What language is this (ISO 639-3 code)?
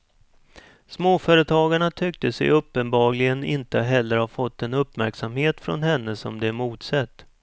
swe